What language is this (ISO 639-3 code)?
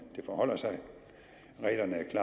dan